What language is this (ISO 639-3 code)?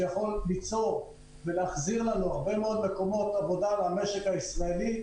heb